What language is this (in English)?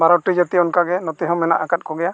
Santali